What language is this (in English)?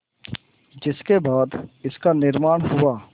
Hindi